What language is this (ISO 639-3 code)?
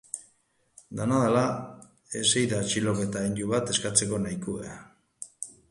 eus